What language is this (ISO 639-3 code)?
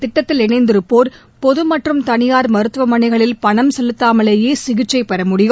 tam